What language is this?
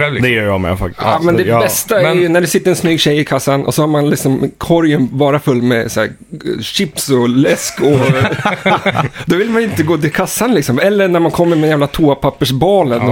Swedish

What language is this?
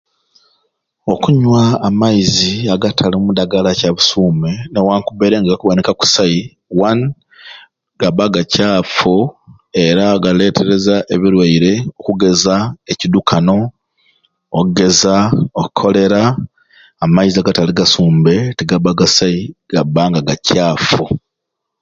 Ruuli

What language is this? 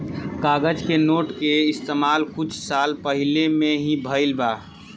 Bhojpuri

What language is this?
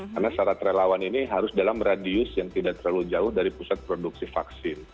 Indonesian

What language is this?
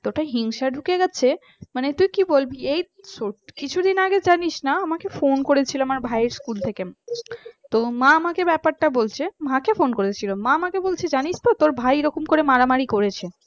Bangla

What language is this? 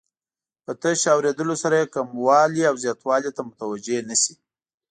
Pashto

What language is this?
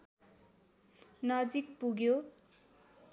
Nepali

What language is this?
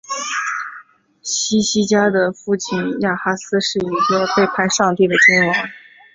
Chinese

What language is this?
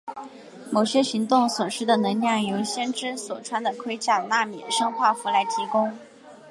Chinese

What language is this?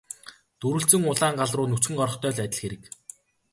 Mongolian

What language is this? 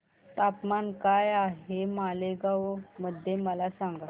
Marathi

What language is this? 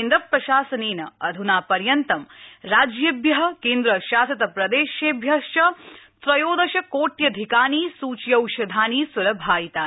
Sanskrit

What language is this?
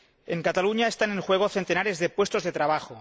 Spanish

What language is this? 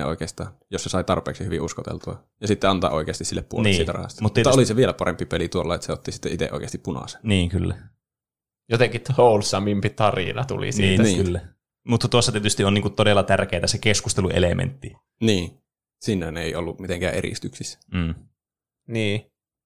Finnish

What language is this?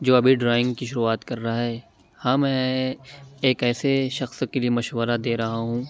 Urdu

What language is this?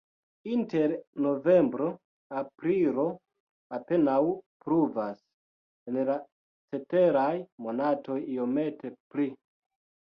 Esperanto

